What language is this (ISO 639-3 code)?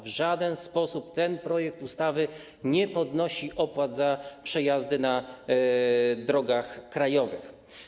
pol